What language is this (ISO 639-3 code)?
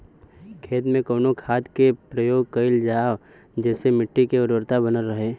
bho